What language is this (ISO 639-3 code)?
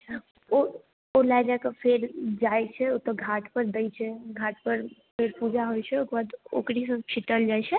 mai